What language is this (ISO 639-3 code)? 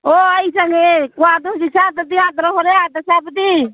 mni